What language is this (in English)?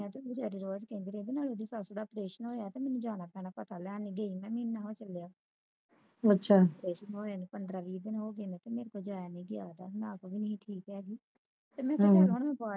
Punjabi